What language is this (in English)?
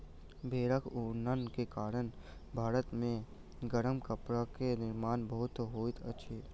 Maithili